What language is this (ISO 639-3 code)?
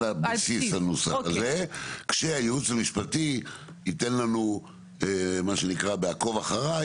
heb